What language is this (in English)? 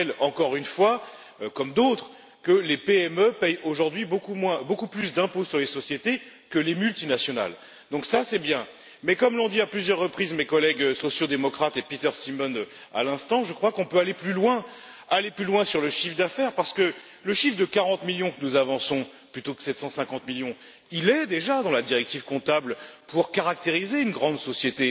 French